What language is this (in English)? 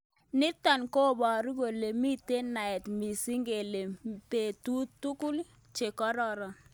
Kalenjin